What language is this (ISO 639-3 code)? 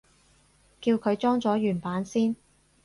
yue